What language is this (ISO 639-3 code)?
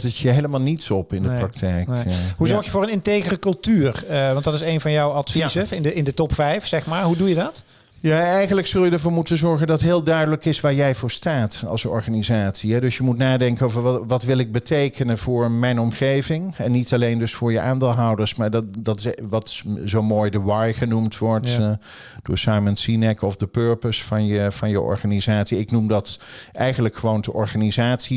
nld